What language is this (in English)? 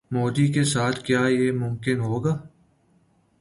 Urdu